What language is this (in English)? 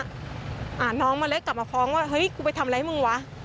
Thai